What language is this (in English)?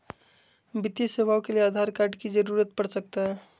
Magahi